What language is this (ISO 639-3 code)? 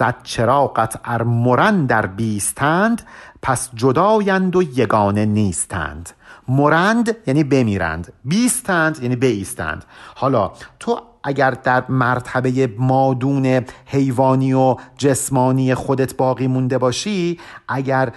fas